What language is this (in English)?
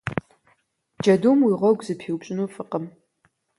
Kabardian